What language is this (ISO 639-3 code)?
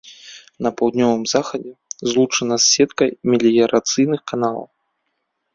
bel